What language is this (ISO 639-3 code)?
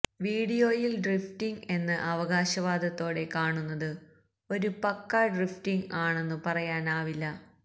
mal